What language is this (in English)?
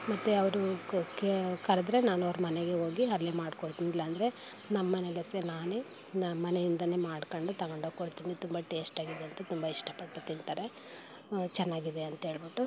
Kannada